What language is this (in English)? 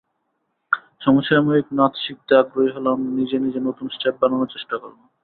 Bangla